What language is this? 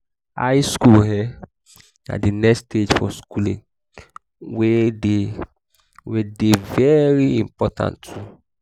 Nigerian Pidgin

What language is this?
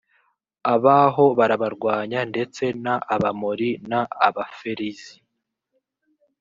Kinyarwanda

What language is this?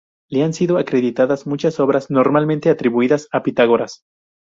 Spanish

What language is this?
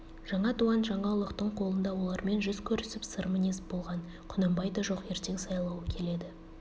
Kazakh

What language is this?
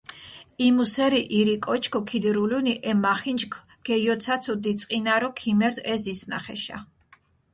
Mingrelian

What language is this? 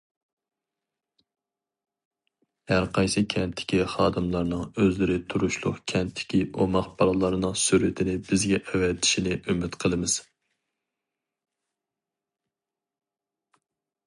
Uyghur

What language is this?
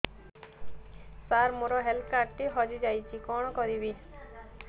Odia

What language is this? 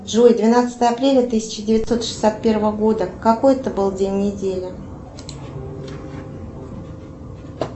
Russian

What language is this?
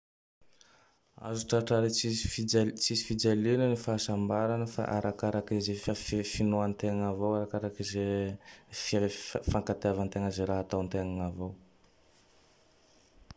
Tandroy-Mahafaly Malagasy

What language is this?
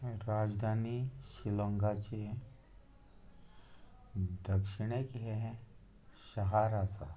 Konkani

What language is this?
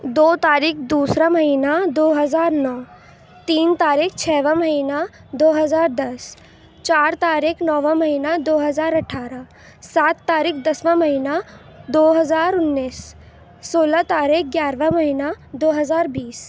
Urdu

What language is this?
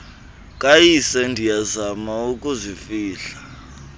Xhosa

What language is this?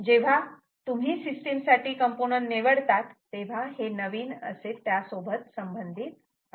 Marathi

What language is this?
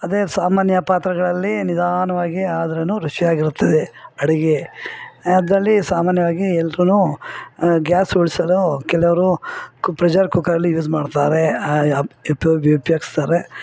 Kannada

